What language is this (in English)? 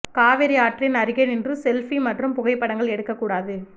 Tamil